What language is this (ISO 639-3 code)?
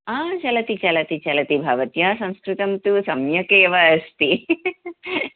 san